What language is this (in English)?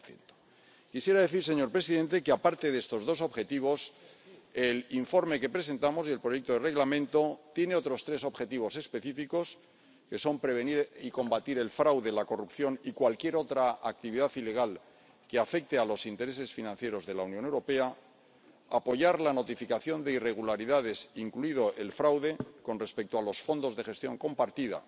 Spanish